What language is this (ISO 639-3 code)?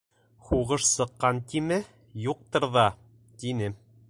bak